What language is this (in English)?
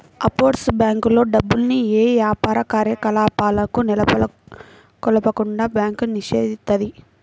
Telugu